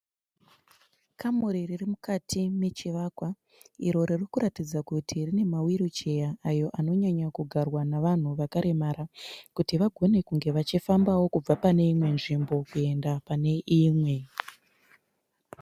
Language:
Shona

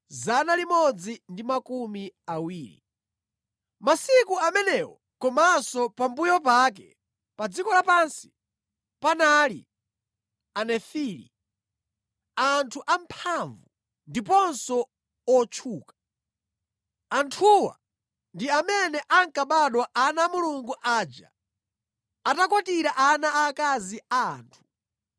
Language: Nyanja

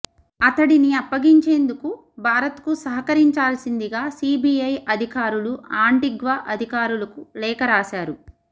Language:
Telugu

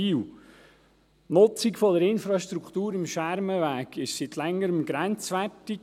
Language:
Swiss German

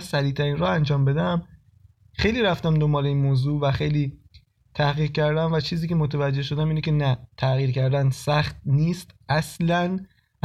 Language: Persian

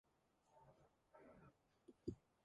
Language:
Mongolian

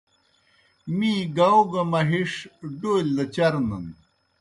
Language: Kohistani Shina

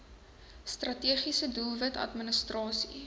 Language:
Afrikaans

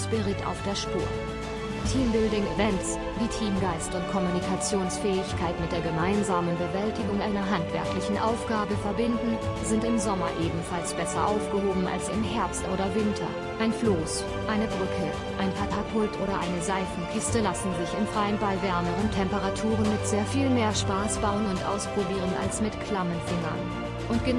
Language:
German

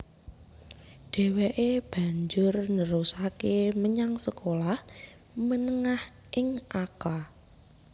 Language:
Javanese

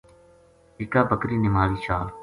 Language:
Gujari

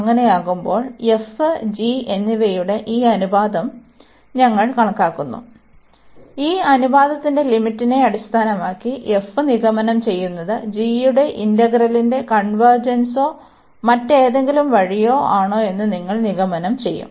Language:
Malayalam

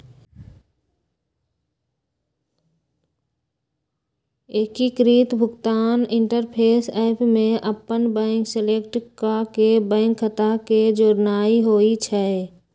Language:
Magahi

